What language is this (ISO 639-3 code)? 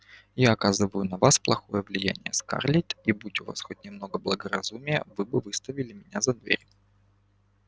rus